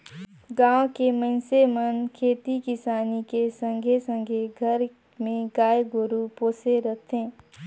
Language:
Chhattisgarhi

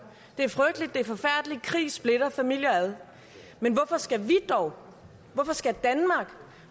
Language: Danish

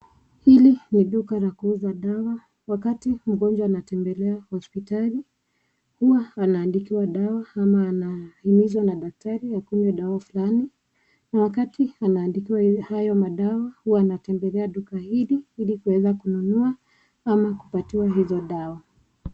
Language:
Swahili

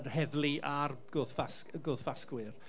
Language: Welsh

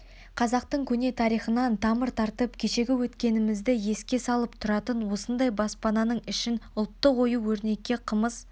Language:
Kazakh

